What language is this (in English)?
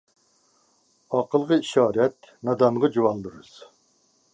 Uyghur